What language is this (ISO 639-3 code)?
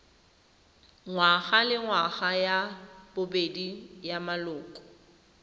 tsn